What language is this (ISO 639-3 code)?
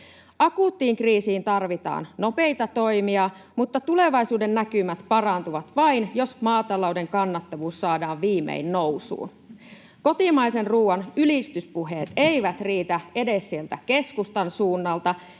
fin